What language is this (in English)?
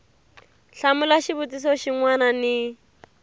Tsonga